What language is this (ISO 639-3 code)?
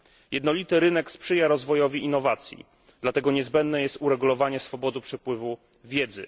pol